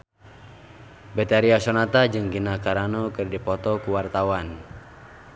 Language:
Sundanese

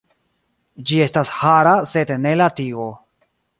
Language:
Esperanto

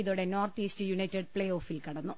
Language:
Malayalam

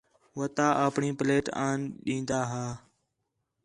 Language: Khetrani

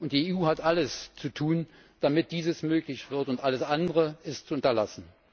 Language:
German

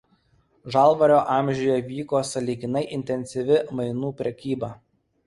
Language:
Lithuanian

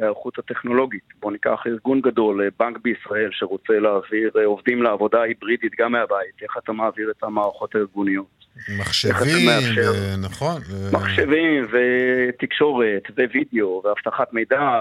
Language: Hebrew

